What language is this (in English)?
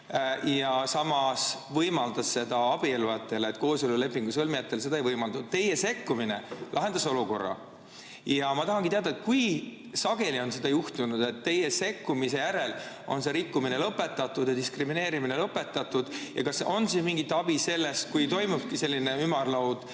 Estonian